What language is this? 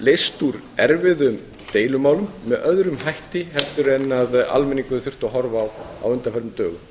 Icelandic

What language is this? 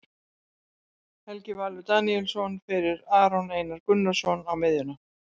Icelandic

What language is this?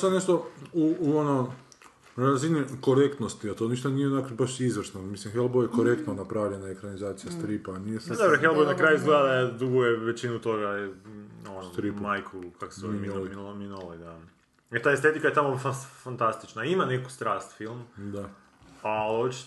Croatian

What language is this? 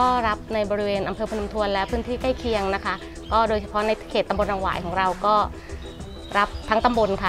Thai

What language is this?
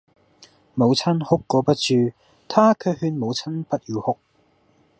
Cantonese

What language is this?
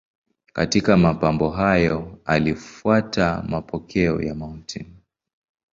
Swahili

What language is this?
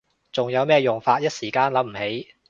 Cantonese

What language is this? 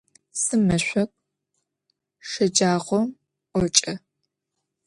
Adyghe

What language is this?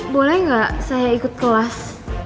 Indonesian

